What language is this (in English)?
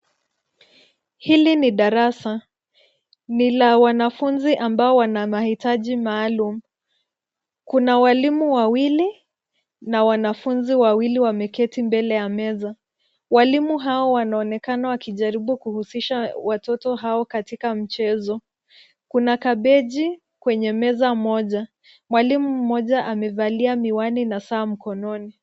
Swahili